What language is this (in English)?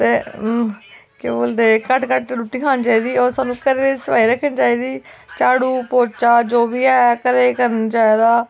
Dogri